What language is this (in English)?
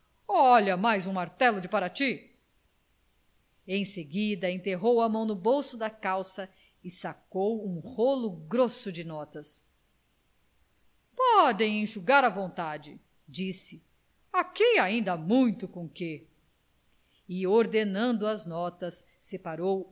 Portuguese